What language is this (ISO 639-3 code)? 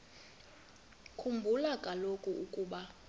xho